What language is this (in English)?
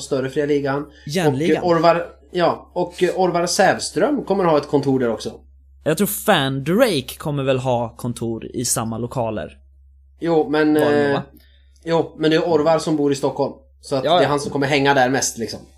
Swedish